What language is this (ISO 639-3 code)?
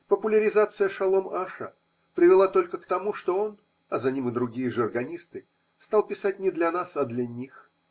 rus